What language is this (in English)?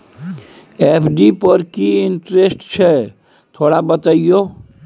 Maithili